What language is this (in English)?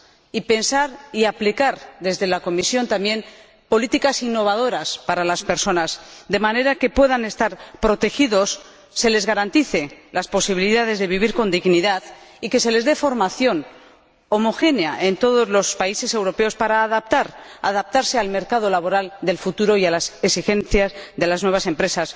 Spanish